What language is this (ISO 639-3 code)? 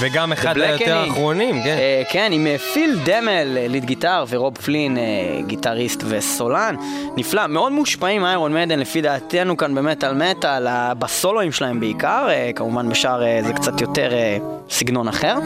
heb